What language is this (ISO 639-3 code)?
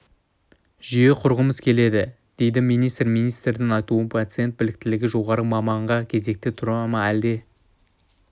kaz